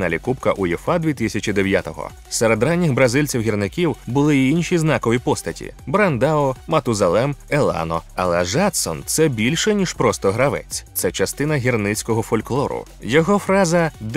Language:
Ukrainian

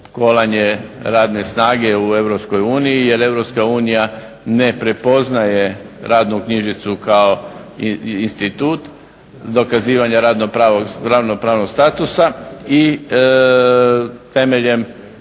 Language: Croatian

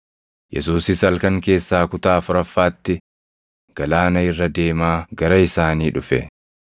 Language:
Oromo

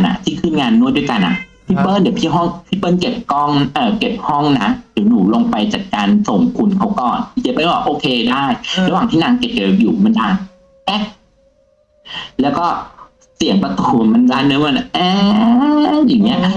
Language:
Thai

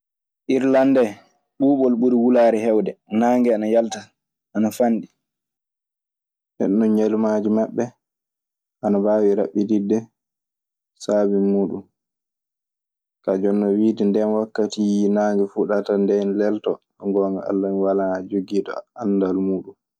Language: Maasina Fulfulde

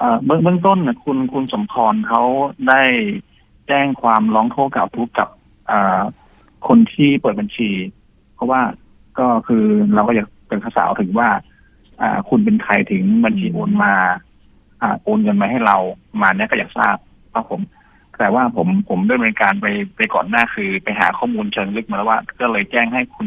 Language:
Thai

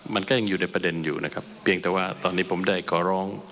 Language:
Thai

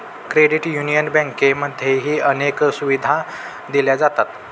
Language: Marathi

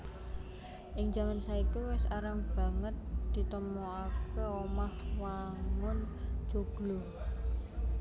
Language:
Javanese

